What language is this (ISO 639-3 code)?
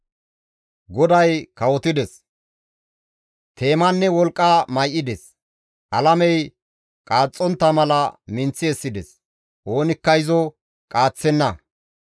gmv